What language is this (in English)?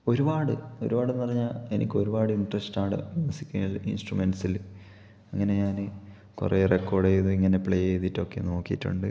Malayalam